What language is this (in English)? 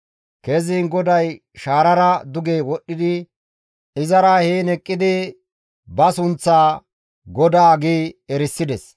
Gamo